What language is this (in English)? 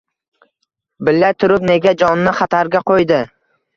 Uzbek